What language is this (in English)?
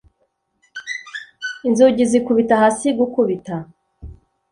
Kinyarwanda